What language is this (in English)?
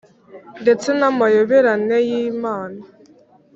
Kinyarwanda